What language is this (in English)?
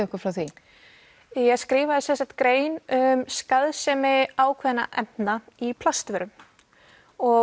Icelandic